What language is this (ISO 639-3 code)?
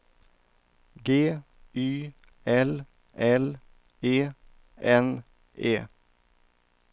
swe